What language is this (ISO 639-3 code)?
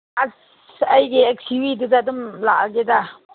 mni